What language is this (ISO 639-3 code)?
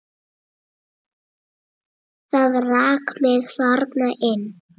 isl